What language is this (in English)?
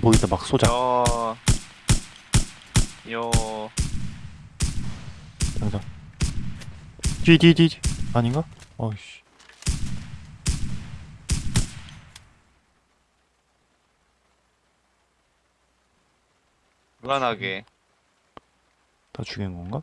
Korean